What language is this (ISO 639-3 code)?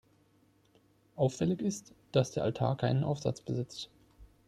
deu